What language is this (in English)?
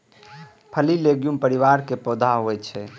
Maithili